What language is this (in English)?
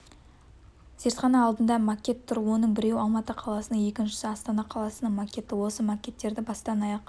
Kazakh